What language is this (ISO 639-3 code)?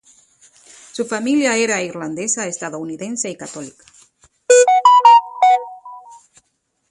spa